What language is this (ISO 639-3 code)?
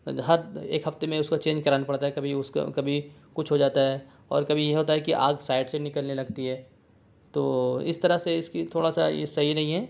urd